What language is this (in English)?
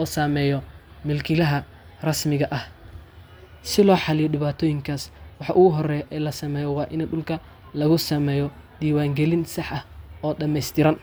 Somali